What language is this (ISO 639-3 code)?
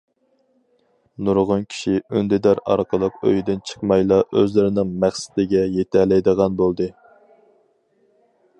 uig